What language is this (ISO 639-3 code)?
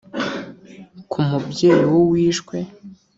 kin